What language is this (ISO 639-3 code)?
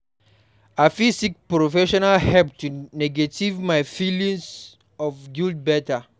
pcm